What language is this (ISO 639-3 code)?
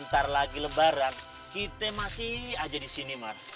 ind